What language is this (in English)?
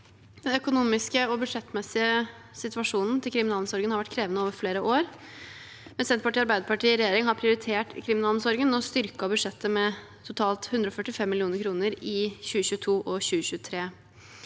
Norwegian